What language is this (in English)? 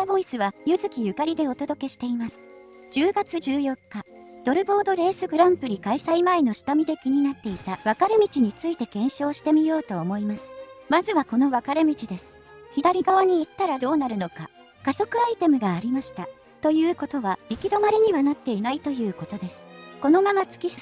Japanese